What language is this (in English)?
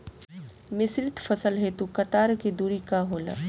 Bhojpuri